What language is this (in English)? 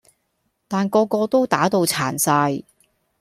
Cantonese